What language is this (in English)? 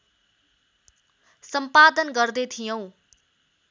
Nepali